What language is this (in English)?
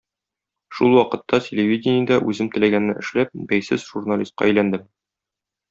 Tatar